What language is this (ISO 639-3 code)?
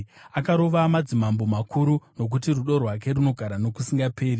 sna